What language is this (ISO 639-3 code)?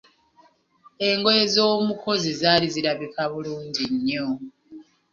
lug